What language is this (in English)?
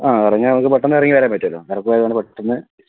Malayalam